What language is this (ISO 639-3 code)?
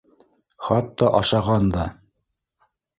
bak